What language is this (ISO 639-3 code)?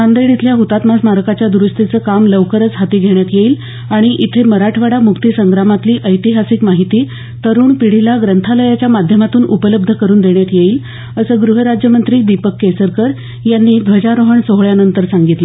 mar